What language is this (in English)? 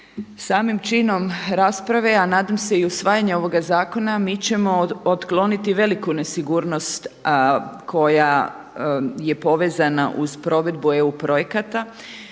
Croatian